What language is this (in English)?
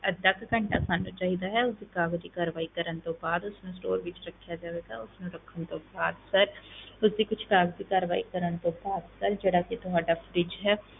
Punjabi